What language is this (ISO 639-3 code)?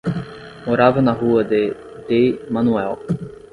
por